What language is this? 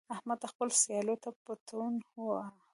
Pashto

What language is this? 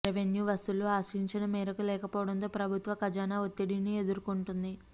Telugu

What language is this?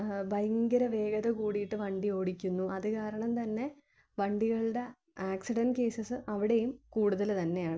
Malayalam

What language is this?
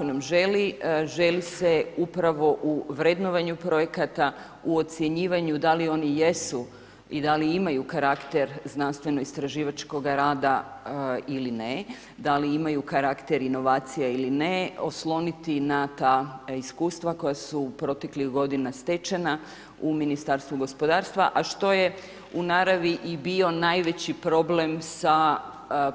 Croatian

